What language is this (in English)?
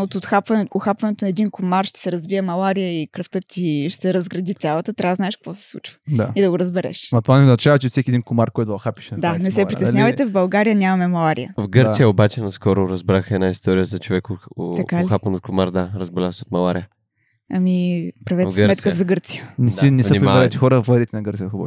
Bulgarian